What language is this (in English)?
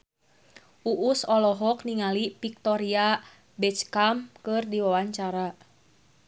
Sundanese